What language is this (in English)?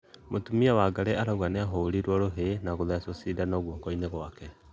Kikuyu